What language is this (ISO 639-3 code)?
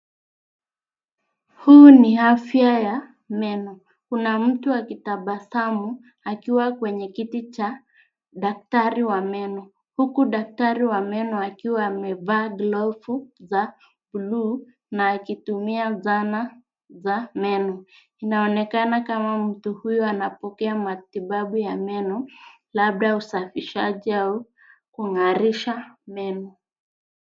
swa